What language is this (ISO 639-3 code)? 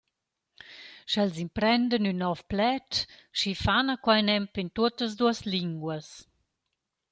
roh